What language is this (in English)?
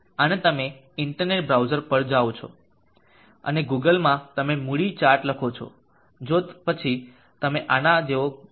Gujarati